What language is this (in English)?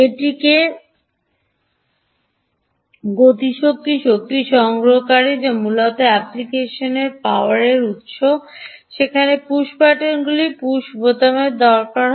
Bangla